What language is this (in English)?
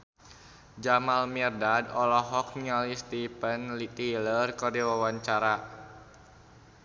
Sundanese